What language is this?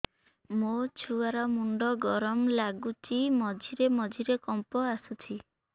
Odia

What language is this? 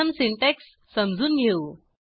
Marathi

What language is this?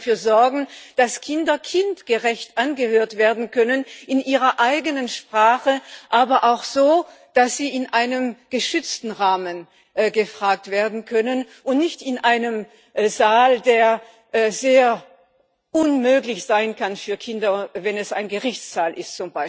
German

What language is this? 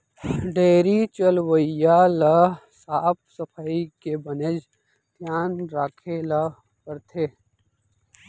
Chhattisgarhi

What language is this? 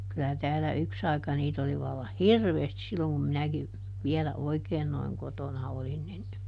Finnish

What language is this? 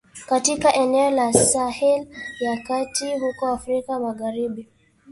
Swahili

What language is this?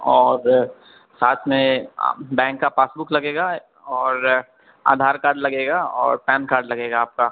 Urdu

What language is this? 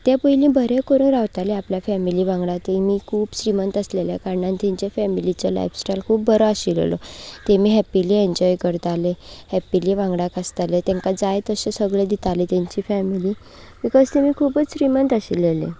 Konkani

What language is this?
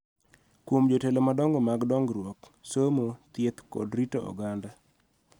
Luo (Kenya and Tanzania)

